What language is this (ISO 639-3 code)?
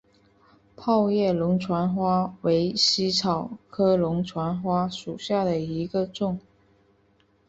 zho